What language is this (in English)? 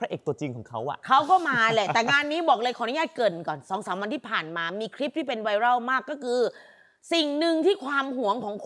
Thai